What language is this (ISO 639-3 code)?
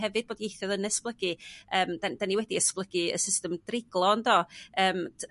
cym